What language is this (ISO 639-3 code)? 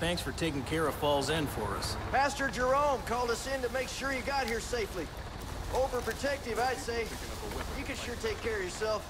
eng